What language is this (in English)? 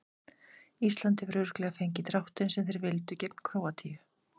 Icelandic